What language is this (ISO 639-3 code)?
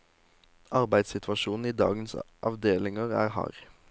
nor